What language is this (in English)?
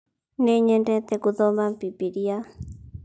Kikuyu